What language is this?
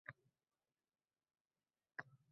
Uzbek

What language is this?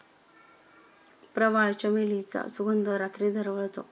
Marathi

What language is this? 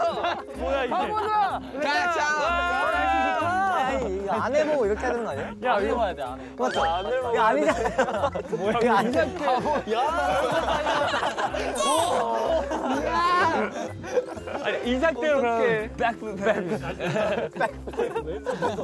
Korean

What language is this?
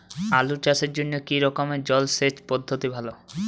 Bangla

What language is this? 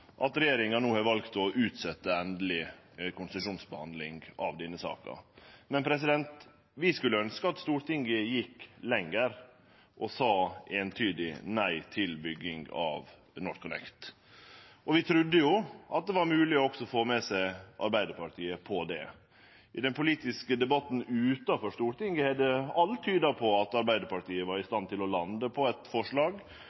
Norwegian Nynorsk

